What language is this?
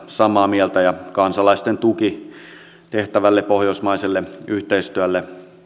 Finnish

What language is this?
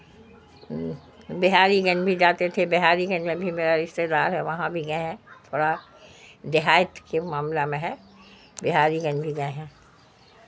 Urdu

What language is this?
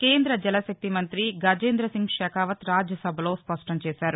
Telugu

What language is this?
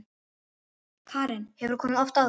Icelandic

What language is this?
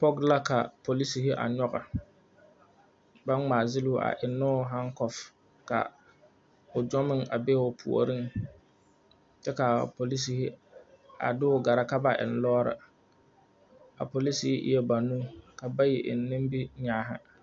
Southern Dagaare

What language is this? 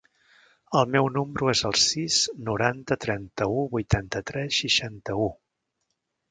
Catalan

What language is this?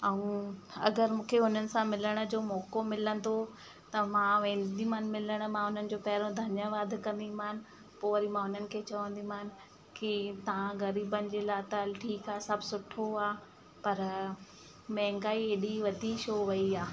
Sindhi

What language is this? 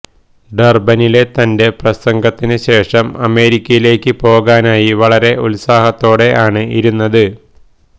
Malayalam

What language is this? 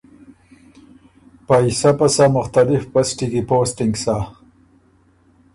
Ormuri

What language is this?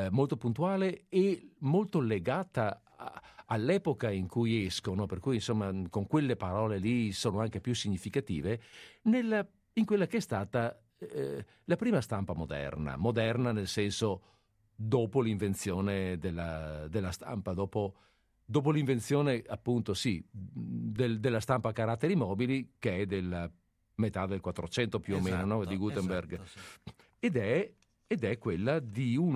Italian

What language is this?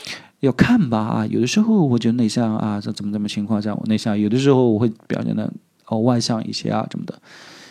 Chinese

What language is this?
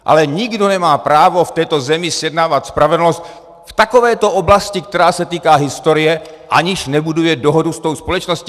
Czech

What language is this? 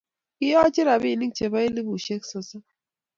Kalenjin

